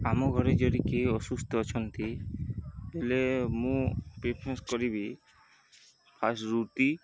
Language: Odia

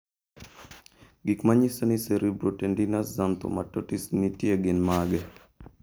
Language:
Luo (Kenya and Tanzania)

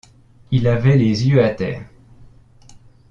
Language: French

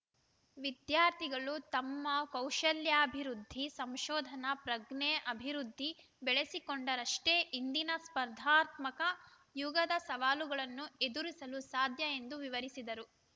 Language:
Kannada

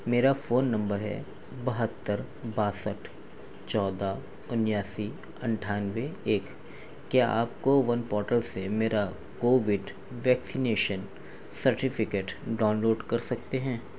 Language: Urdu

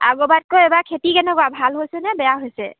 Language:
Assamese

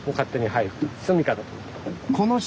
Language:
Japanese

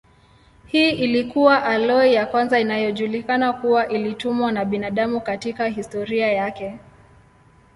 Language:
Swahili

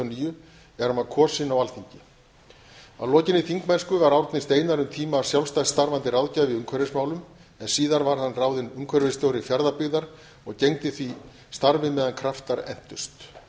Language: Icelandic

